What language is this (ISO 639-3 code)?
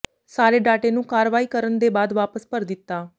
pan